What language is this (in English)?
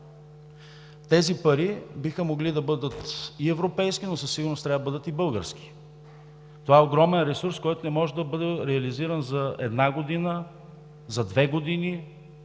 Bulgarian